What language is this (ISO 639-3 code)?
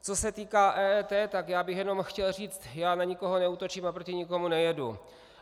ces